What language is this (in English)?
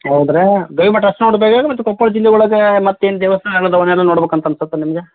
Kannada